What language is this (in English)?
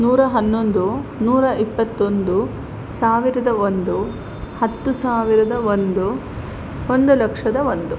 Kannada